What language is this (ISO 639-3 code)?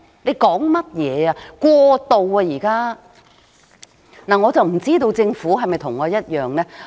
yue